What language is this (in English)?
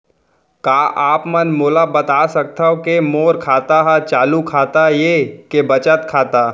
Chhattisgarhi